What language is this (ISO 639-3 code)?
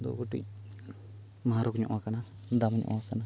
sat